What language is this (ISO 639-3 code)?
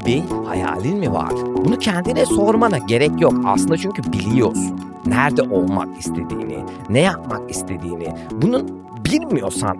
tur